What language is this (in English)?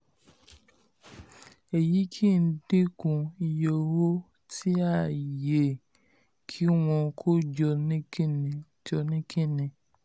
Yoruba